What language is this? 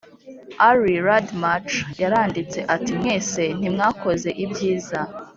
Kinyarwanda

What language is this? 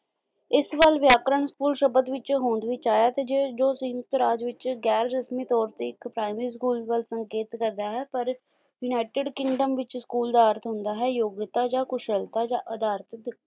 Punjabi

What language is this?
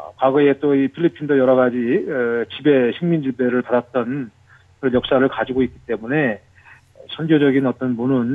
Korean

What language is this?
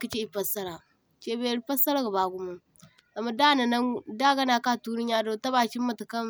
Zarma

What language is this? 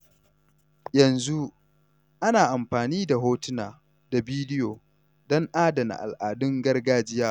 Hausa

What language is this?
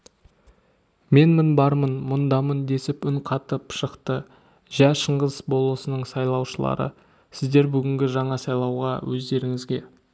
Kazakh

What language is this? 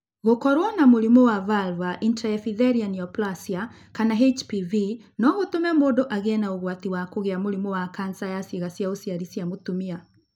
Kikuyu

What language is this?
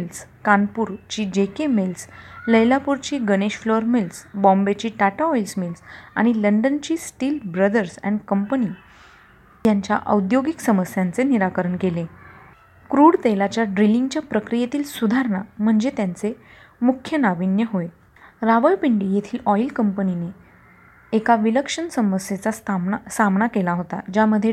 Marathi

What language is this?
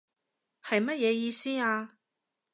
Cantonese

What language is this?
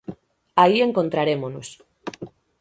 Galician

